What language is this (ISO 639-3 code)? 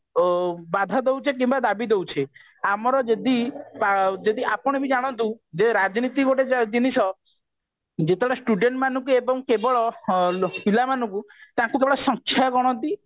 ori